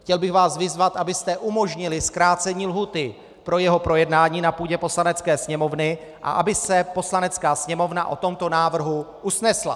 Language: Czech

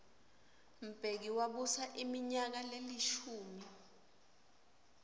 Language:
Swati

